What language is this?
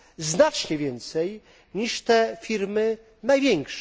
Polish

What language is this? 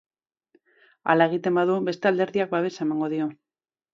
Basque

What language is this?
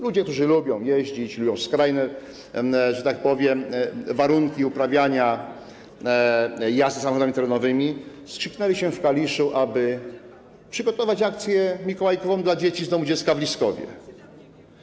Polish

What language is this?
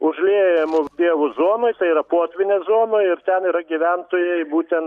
Lithuanian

